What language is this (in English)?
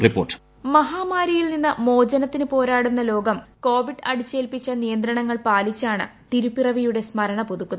Malayalam